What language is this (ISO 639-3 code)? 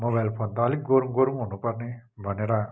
nep